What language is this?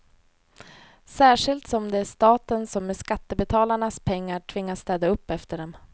Swedish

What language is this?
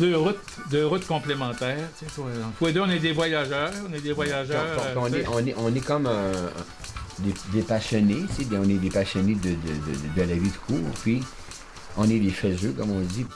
French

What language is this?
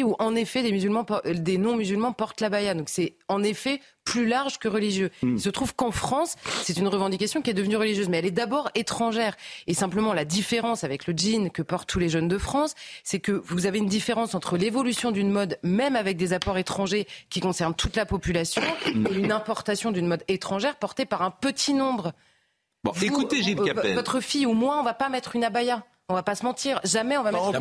French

